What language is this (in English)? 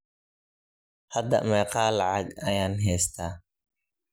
Somali